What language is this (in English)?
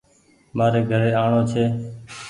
Goaria